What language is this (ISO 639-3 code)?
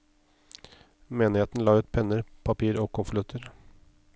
nor